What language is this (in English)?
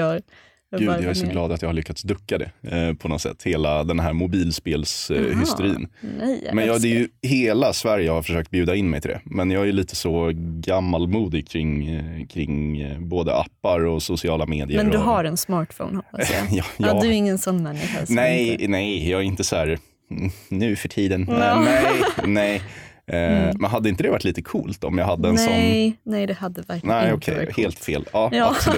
Swedish